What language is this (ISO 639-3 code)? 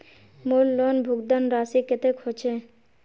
mag